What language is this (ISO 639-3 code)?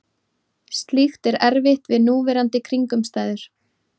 isl